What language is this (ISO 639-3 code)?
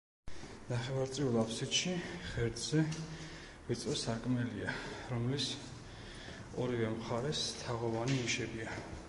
kat